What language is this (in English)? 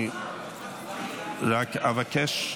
Hebrew